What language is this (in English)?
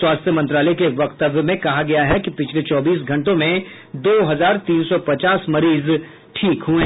Hindi